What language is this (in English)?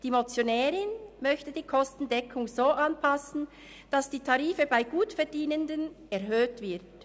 Swiss German